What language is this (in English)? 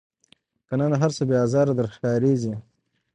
Pashto